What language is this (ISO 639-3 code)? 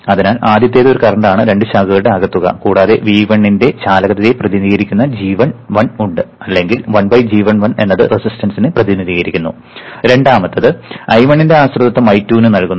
mal